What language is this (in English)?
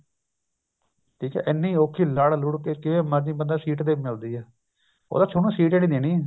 Punjabi